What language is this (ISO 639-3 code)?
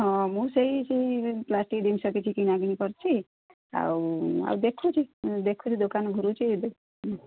ori